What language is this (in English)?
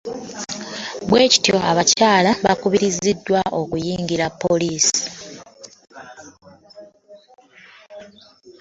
Ganda